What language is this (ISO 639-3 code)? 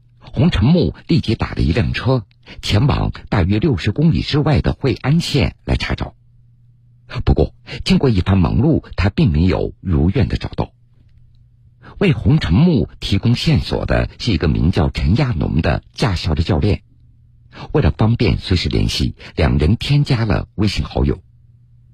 zho